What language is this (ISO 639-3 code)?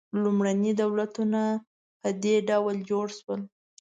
pus